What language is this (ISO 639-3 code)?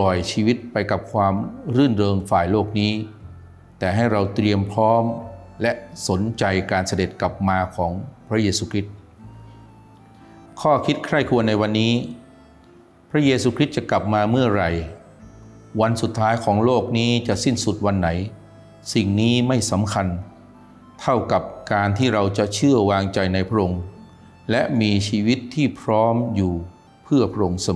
tha